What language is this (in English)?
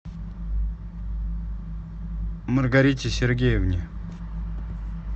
Russian